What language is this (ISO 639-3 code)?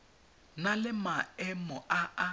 tsn